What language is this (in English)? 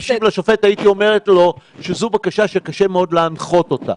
Hebrew